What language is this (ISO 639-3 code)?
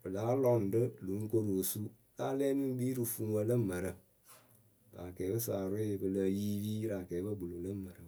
keu